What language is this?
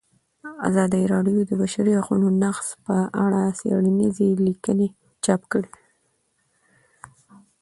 Pashto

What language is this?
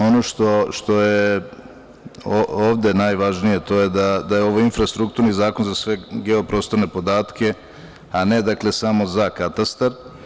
Serbian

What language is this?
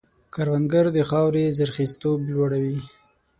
Pashto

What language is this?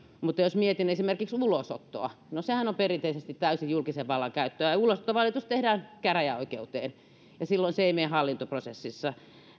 Finnish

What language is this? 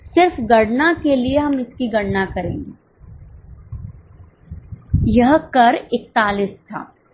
Hindi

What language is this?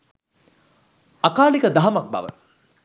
Sinhala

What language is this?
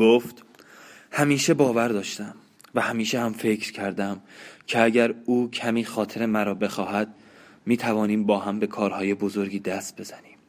Persian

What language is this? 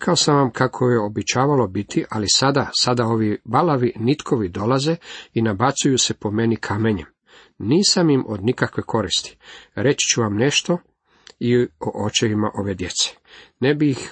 Croatian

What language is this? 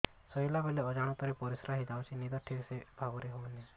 Odia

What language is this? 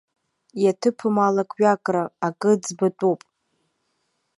Abkhazian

